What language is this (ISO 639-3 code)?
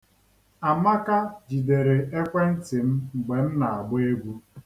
ibo